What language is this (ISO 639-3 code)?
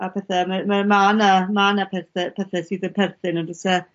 cym